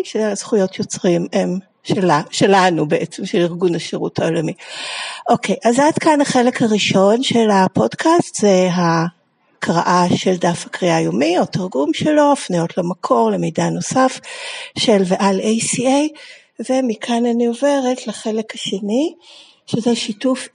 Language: Hebrew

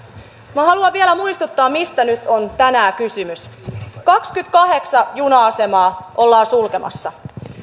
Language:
Finnish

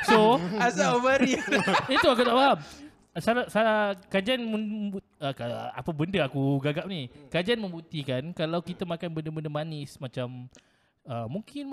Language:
Malay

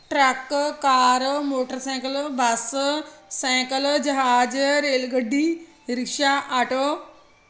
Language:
Punjabi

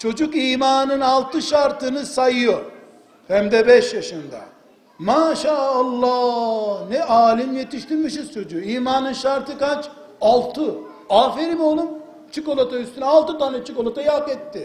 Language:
Turkish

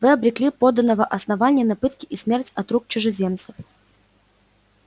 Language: Russian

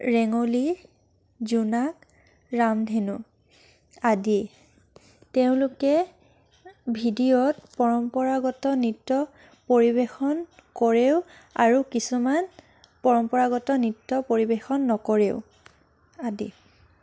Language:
Assamese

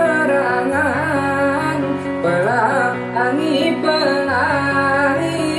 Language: Indonesian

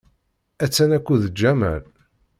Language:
Kabyle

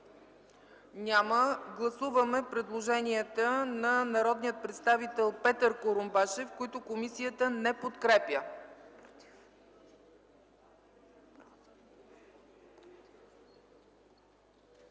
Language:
Bulgarian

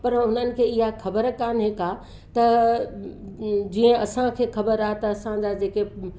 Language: Sindhi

